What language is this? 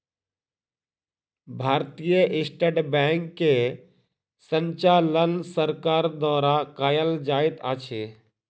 Maithili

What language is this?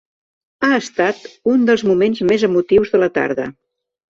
Catalan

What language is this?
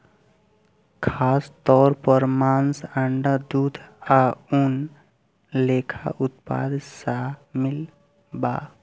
Bhojpuri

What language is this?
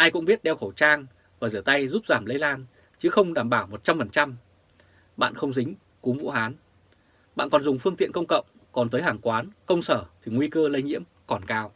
Vietnamese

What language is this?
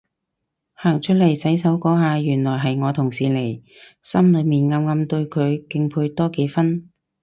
Cantonese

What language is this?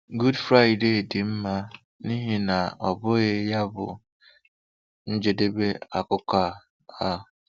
Igbo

